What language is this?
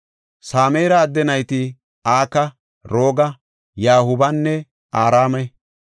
Gofa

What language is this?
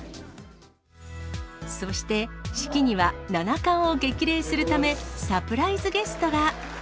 Japanese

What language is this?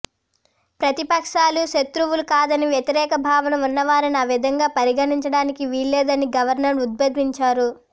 Telugu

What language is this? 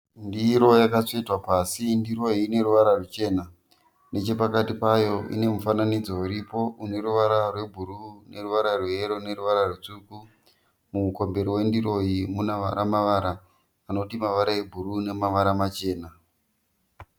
Shona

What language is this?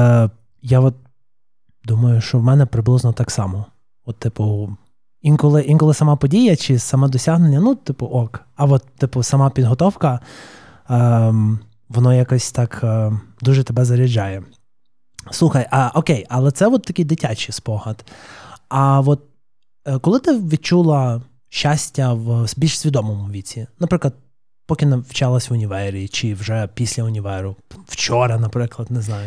Ukrainian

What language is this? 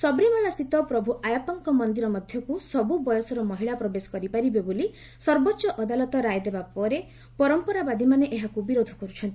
Odia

